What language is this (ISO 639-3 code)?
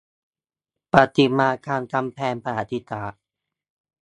tha